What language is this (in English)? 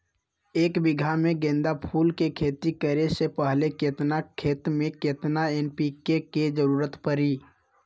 Magahi